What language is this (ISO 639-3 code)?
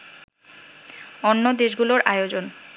ben